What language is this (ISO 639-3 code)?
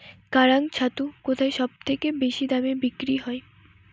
ben